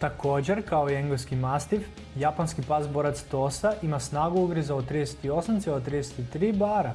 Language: Croatian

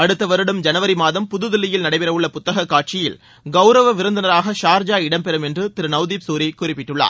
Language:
Tamil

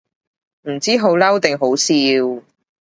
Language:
Cantonese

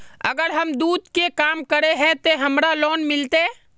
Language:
Magahi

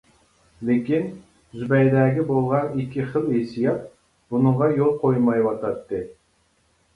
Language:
Uyghur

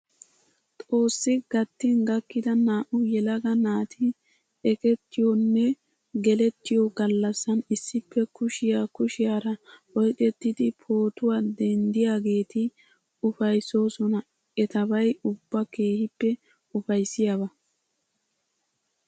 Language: Wolaytta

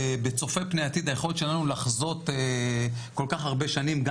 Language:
Hebrew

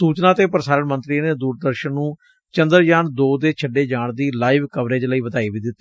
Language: Punjabi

